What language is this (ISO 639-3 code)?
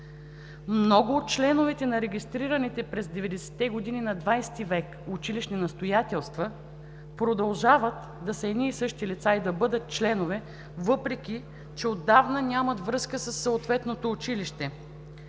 bul